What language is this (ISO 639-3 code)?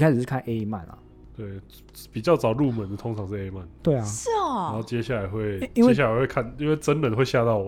zho